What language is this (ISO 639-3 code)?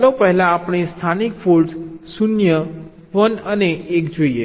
guj